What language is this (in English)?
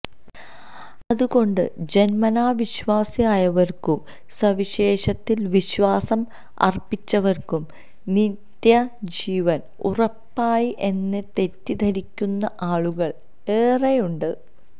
Malayalam